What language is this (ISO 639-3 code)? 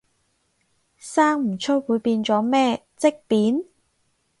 yue